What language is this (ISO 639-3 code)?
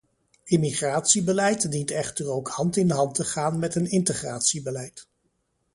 nld